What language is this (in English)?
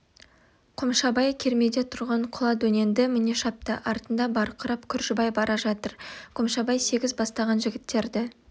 Kazakh